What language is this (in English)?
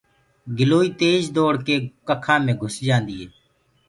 Gurgula